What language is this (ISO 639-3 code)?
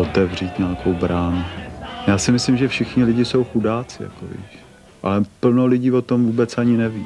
ces